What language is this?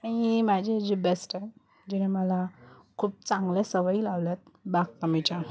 Marathi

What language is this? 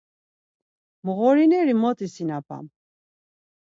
Laz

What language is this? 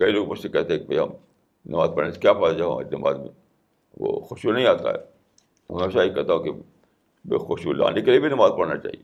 Urdu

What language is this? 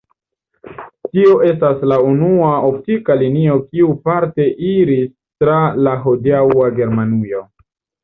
Esperanto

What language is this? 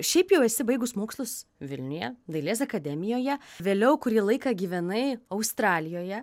Lithuanian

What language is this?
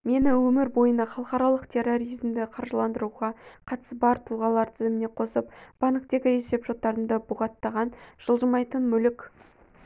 Kazakh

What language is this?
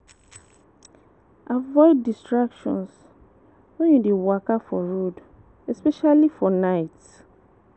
Nigerian Pidgin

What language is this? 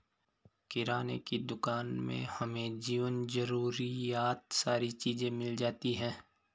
Hindi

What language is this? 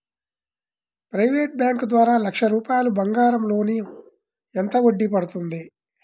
Telugu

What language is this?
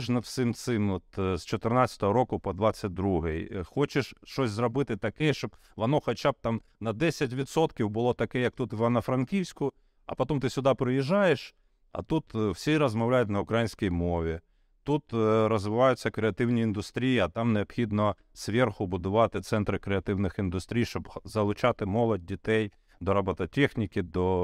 Ukrainian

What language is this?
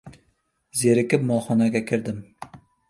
Uzbek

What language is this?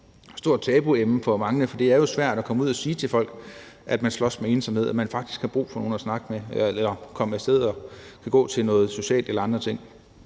Danish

